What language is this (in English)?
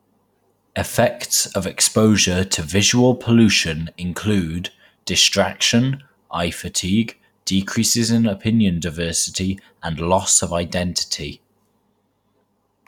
English